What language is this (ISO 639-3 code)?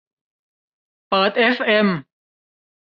tha